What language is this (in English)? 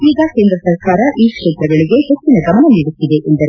Kannada